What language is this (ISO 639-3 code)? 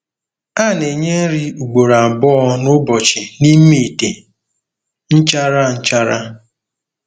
ibo